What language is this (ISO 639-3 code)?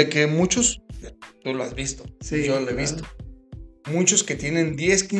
spa